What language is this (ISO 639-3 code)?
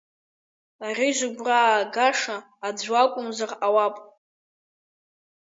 abk